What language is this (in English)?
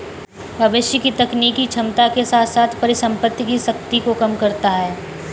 Hindi